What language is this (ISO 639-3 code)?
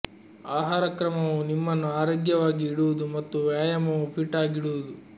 kan